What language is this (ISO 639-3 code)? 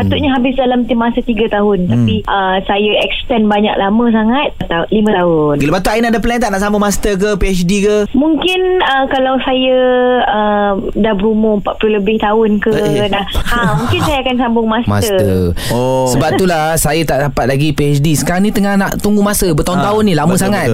msa